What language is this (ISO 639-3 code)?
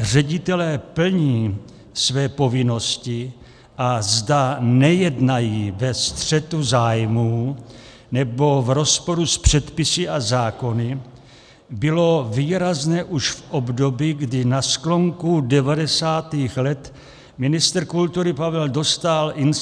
ces